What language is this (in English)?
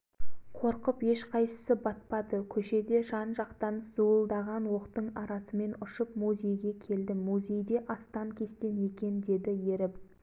Kazakh